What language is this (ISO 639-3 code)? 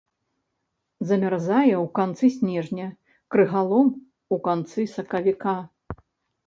bel